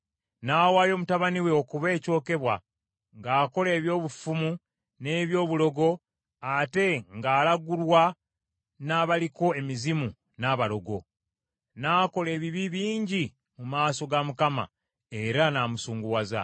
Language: Ganda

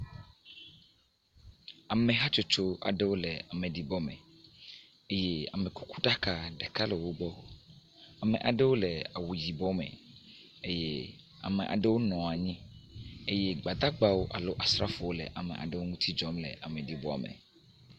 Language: Ewe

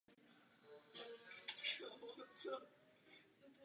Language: Czech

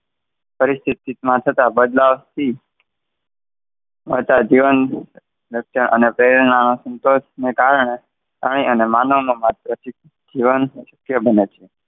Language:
Gujarati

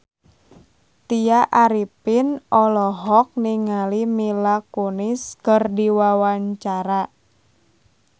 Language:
Sundanese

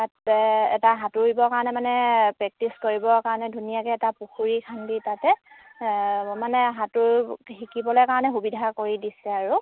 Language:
Assamese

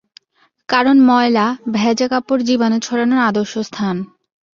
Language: Bangla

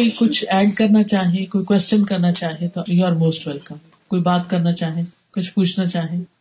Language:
Urdu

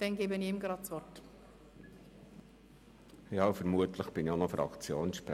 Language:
Swiss German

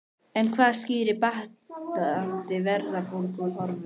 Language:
Icelandic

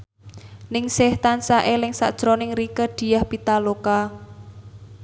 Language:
Javanese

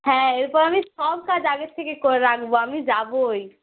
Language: Bangla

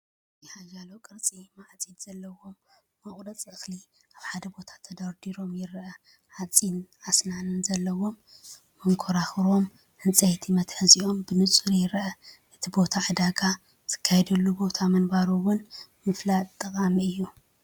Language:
Tigrinya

